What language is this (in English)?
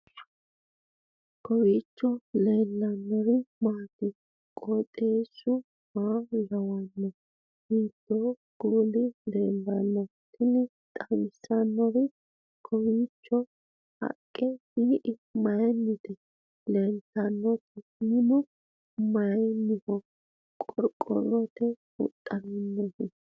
Sidamo